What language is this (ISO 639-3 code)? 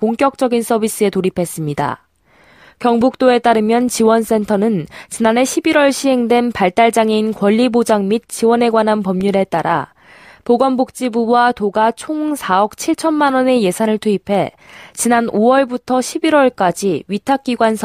kor